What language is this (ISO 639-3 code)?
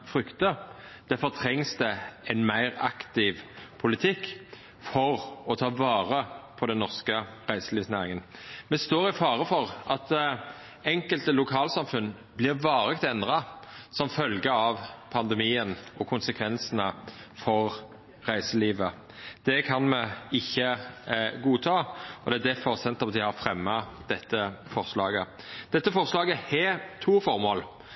nno